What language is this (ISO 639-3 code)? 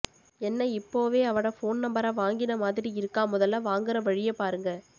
tam